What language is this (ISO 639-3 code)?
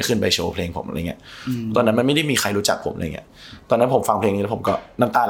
tha